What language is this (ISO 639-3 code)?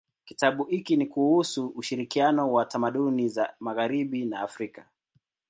swa